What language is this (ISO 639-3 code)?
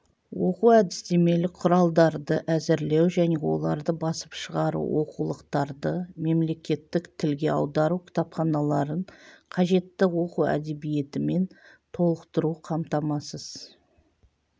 kaz